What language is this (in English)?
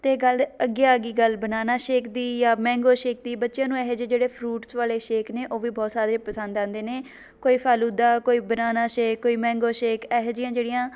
Punjabi